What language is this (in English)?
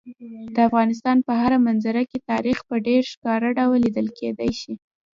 Pashto